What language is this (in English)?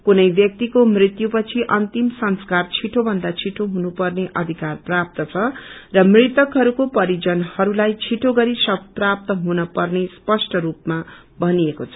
Nepali